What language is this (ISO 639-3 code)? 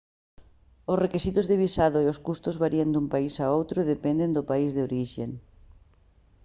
glg